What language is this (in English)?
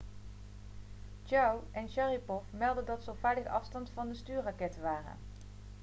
Dutch